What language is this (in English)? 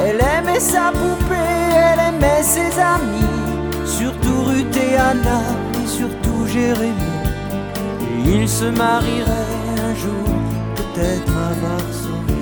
Vietnamese